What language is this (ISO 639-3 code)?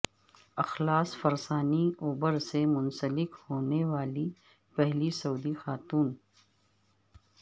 urd